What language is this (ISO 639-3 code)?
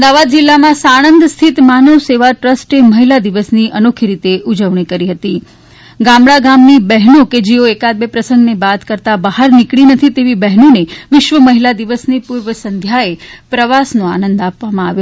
guj